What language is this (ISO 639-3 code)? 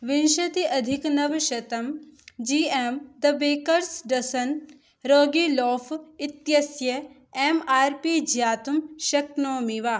san